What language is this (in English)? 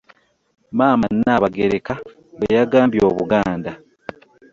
Ganda